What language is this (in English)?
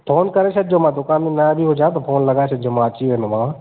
Sindhi